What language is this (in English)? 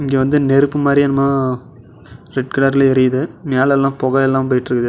Tamil